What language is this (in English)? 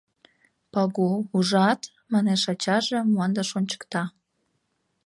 Mari